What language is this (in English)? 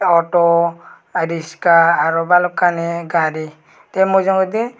Chakma